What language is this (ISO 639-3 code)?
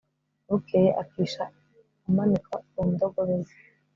kin